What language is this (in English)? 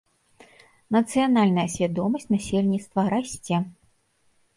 Belarusian